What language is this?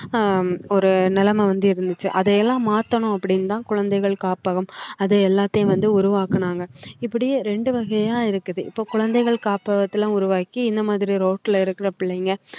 Tamil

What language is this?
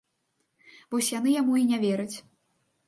Belarusian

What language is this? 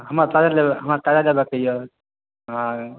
Maithili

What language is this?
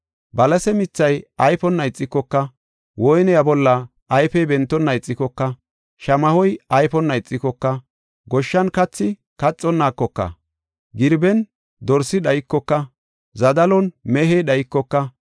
Gofa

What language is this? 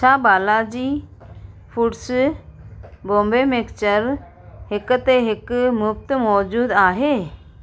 Sindhi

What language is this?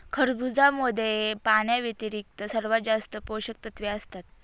Marathi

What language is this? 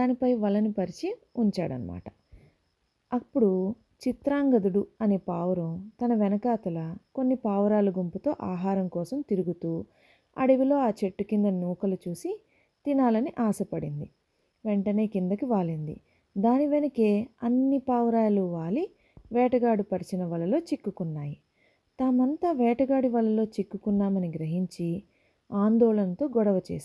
Telugu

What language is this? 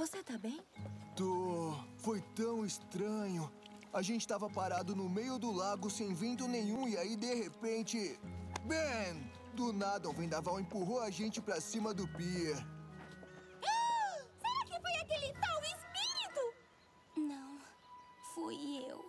Portuguese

